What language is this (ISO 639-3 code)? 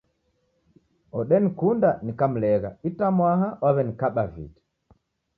dav